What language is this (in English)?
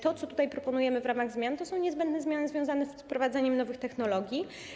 Polish